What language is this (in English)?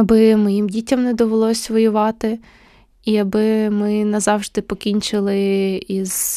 Ukrainian